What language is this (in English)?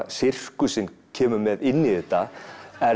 Icelandic